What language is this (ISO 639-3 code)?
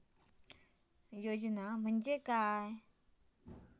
mar